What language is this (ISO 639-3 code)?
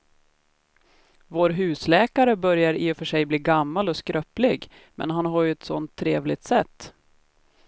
swe